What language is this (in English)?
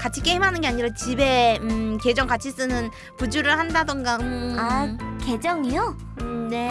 Korean